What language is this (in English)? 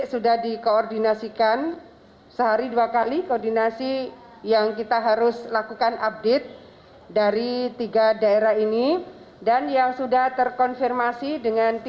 Indonesian